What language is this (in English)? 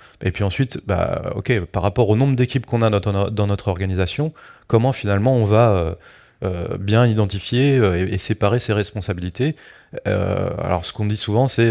French